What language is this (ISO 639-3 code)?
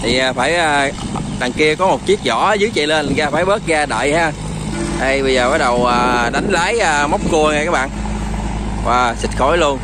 vie